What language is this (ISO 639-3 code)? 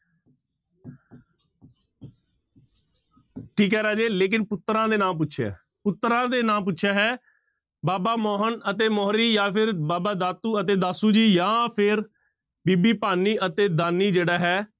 pan